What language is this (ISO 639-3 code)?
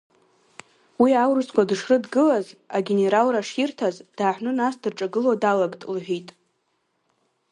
abk